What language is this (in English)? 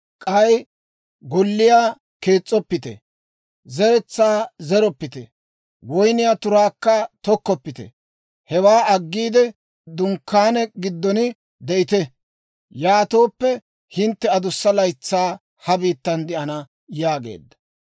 Dawro